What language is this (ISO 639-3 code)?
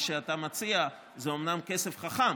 heb